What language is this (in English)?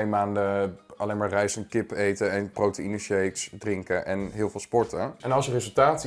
Dutch